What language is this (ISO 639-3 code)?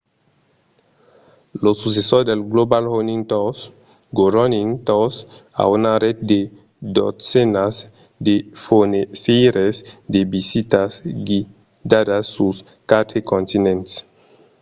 oci